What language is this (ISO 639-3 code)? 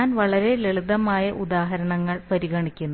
mal